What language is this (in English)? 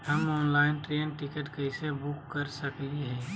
Magahi